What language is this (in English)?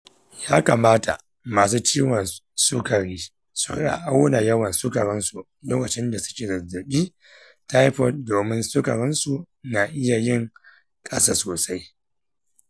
Hausa